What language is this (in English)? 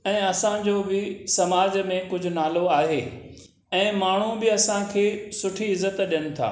Sindhi